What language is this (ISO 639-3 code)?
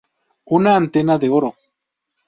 spa